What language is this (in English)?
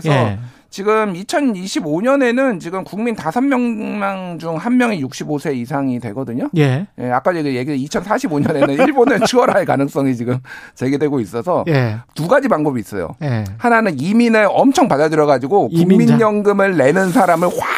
Korean